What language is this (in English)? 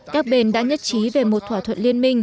Vietnamese